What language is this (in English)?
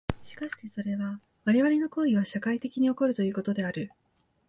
Japanese